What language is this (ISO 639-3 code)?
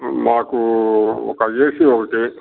tel